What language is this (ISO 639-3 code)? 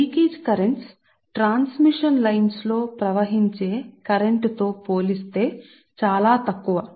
tel